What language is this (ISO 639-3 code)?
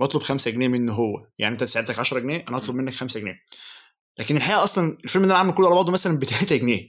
ara